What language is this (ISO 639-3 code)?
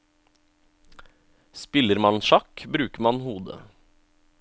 nor